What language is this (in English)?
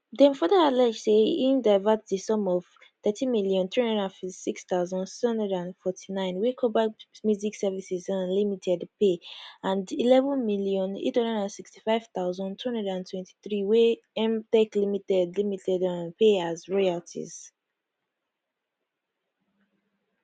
Nigerian Pidgin